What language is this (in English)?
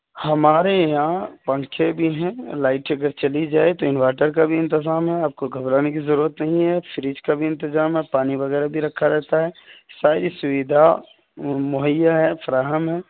Urdu